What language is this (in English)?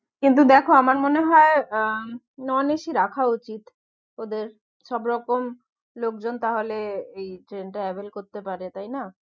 Bangla